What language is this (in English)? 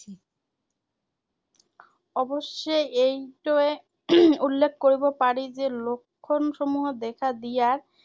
Assamese